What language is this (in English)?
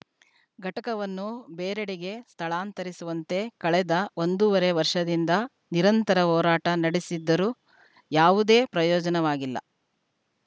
Kannada